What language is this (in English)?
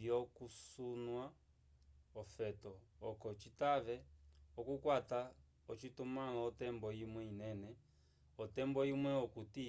Umbundu